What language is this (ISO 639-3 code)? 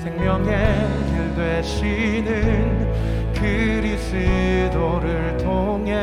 kor